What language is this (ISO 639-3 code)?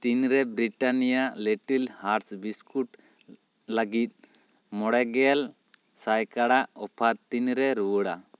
sat